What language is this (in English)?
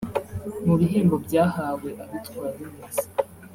Kinyarwanda